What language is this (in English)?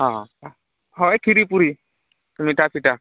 Odia